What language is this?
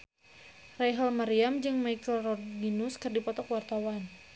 Sundanese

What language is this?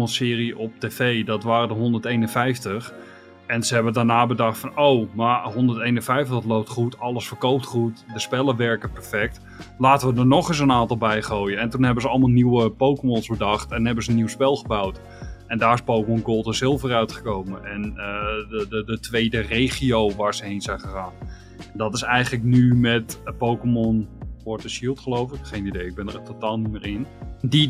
Dutch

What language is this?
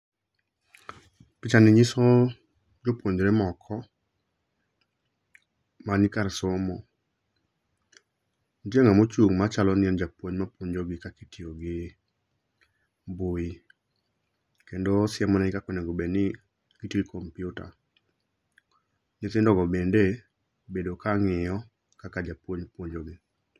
Luo (Kenya and Tanzania)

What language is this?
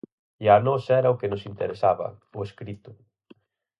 Galician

